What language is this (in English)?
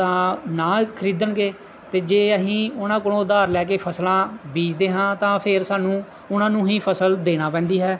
Punjabi